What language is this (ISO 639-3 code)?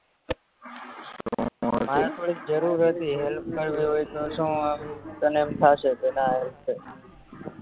guj